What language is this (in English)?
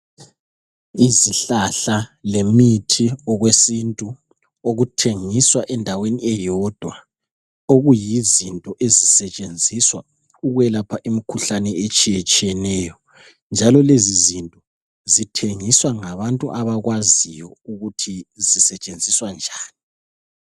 North Ndebele